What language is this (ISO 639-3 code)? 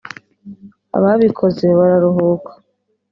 kin